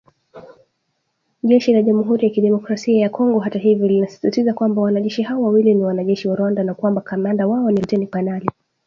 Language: Swahili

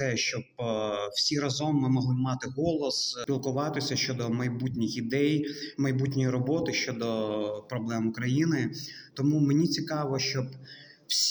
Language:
Ukrainian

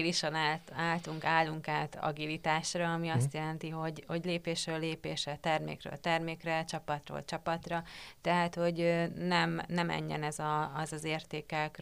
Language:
Hungarian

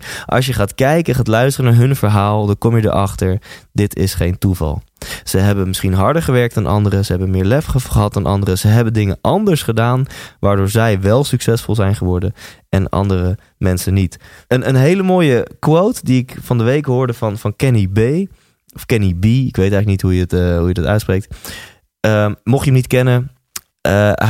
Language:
Dutch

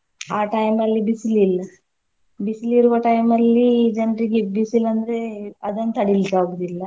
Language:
Kannada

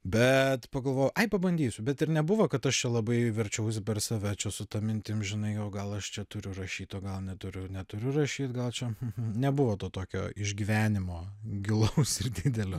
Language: Lithuanian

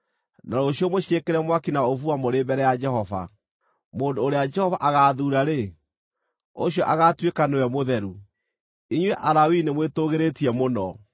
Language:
Kikuyu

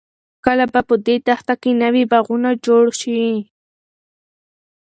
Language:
Pashto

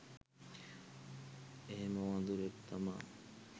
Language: Sinhala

